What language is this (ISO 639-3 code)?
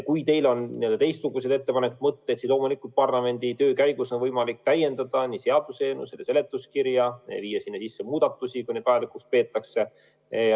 est